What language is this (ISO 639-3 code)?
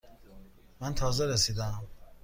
fas